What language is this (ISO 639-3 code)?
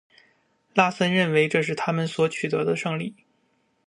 zho